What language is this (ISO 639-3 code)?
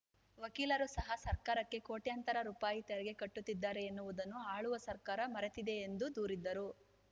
kan